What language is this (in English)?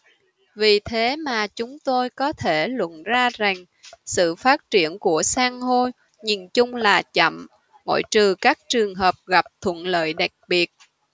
Vietnamese